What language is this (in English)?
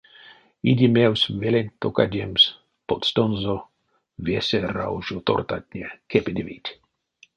Erzya